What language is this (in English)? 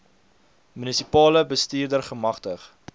Afrikaans